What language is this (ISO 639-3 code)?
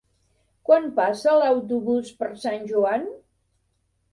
cat